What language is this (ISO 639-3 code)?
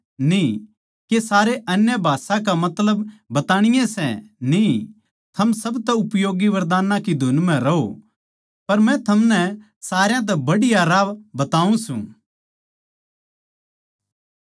bgc